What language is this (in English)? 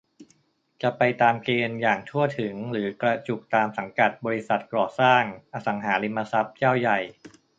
Thai